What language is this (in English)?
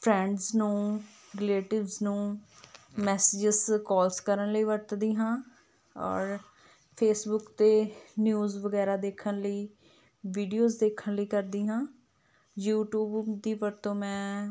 Punjabi